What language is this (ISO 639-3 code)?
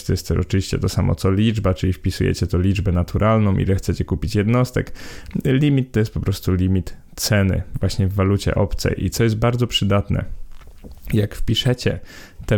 pol